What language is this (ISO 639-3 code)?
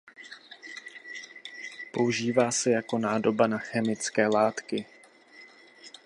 ces